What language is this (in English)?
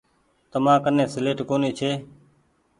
Goaria